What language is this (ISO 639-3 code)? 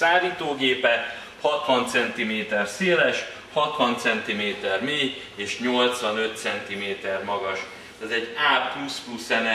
hun